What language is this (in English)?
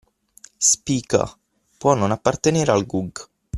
Italian